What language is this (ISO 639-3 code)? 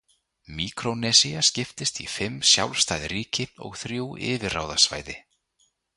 isl